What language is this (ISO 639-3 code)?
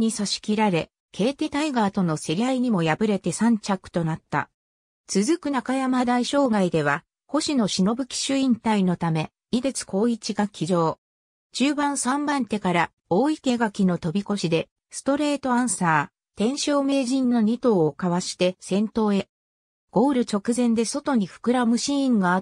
jpn